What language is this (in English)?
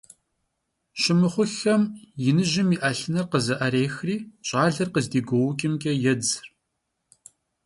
Kabardian